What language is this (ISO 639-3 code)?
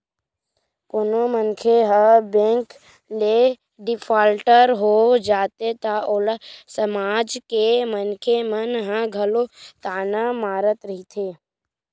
hne